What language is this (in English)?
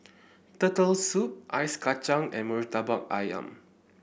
English